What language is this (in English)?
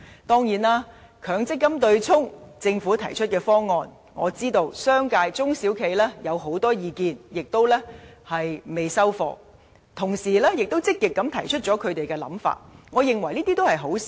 Cantonese